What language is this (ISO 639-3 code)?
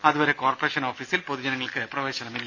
mal